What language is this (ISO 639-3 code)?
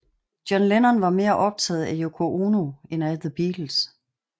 dan